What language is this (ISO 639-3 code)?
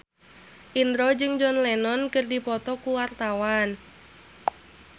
sun